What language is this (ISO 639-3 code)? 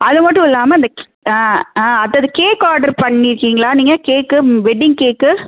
tam